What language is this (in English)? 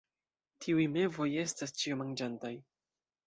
Esperanto